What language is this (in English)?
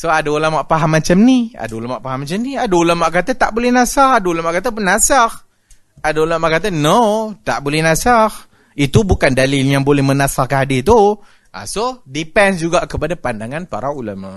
Malay